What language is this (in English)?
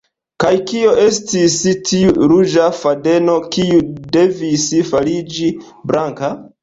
Esperanto